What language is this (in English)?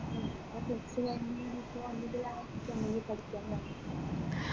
Malayalam